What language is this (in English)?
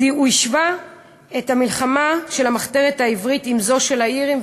Hebrew